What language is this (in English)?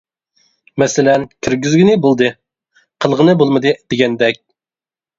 Uyghur